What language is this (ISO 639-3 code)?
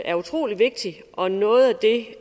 dan